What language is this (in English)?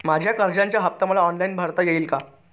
Marathi